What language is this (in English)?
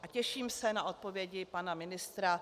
Czech